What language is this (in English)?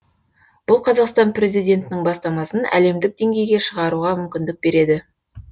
Kazakh